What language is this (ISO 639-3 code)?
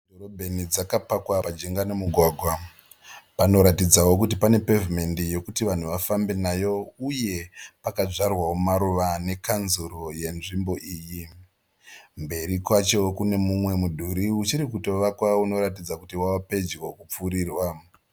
sna